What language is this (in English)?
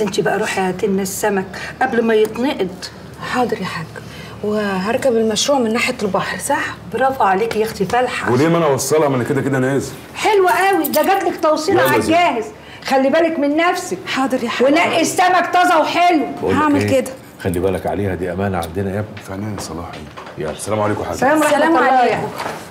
Arabic